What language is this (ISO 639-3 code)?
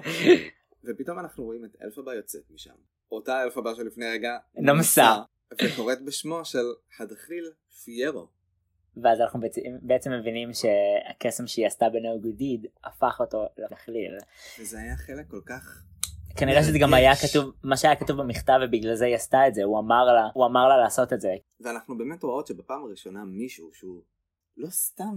heb